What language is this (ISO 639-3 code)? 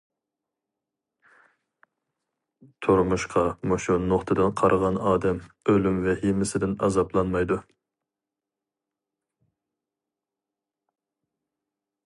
uig